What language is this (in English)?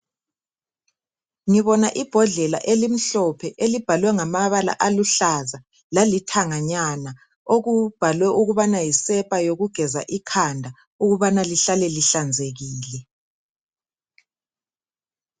North Ndebele